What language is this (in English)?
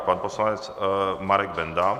Czech